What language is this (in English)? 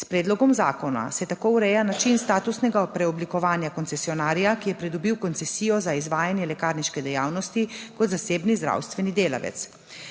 Slovenian